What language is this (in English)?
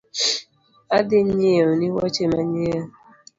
Luo (Kenya and Tanzania)